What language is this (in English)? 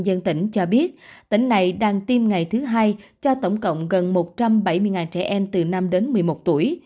Vietnamese